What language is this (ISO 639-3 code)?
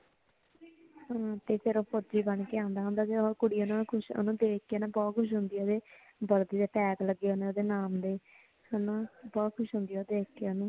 pan